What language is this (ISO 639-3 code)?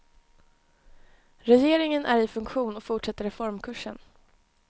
swe